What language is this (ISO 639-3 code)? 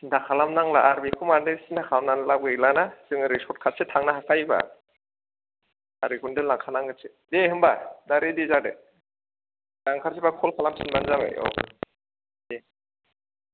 brx